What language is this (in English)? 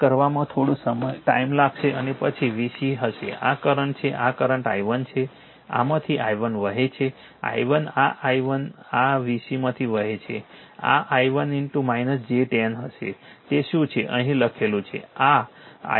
Gujarati